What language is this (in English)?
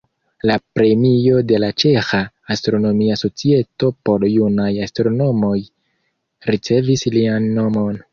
Esperanto